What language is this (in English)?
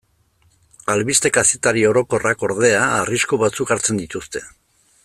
Basque